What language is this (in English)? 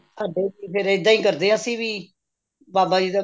Punjabi